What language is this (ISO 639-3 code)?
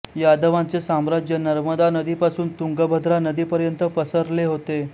mar